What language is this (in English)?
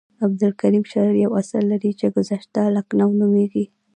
Pashto